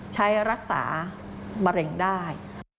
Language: Thai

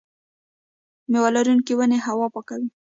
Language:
Pashto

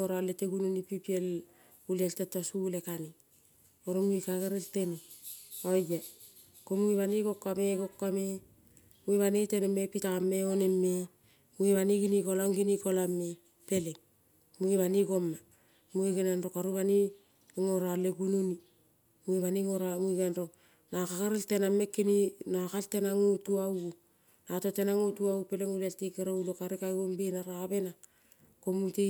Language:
Kol (Papua New Guinea)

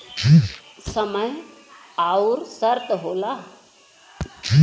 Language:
Bhojpuri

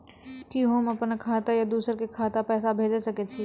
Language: Maithili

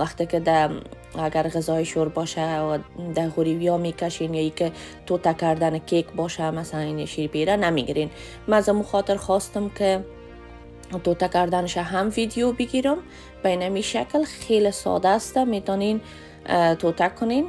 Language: Persian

